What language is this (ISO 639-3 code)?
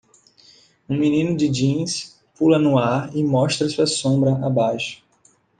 por